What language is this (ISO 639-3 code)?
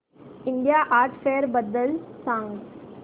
mar